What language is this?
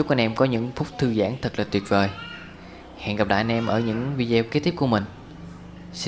Vietnamese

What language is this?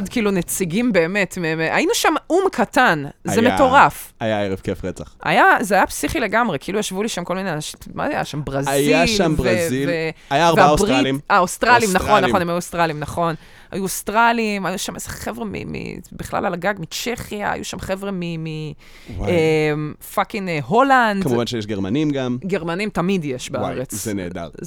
Hebrew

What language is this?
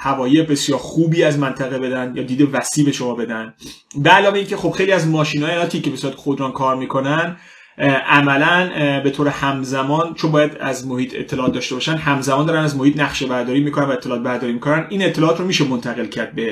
Persian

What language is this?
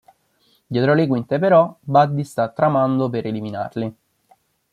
Italian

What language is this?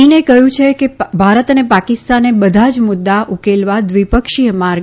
Gujarati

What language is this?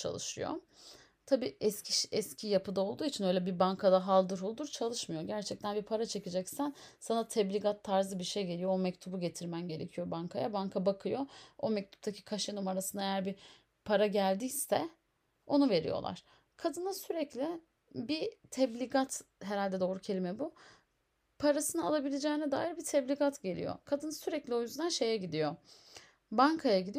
Turkish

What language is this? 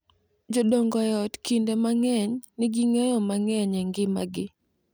Luo (Kenya and Tanzania)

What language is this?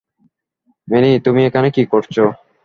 Bangla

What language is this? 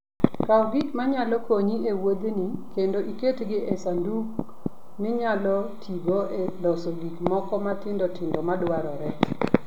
Luo (Kenya and Tanzania)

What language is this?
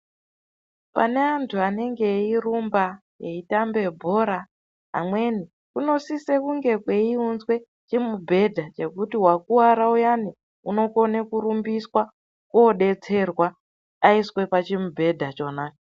Ndau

